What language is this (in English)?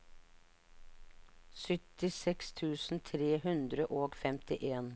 Norwegian